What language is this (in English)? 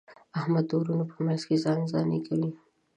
Pashto